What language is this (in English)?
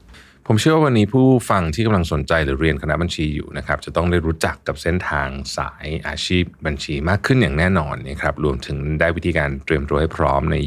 Thai